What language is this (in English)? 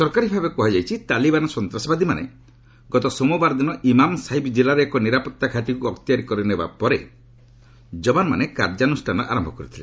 Odia